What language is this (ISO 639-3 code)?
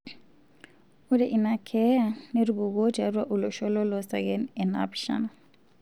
mas